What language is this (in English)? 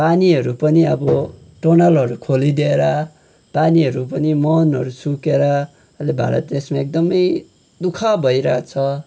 Nepali